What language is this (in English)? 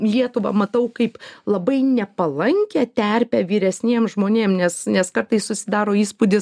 Lithuanian